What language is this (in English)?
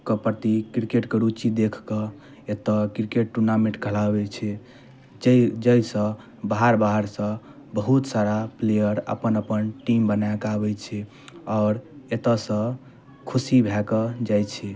Maithili